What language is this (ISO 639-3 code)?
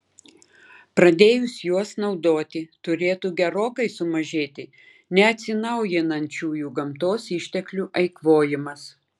lit